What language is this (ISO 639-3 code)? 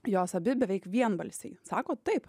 lit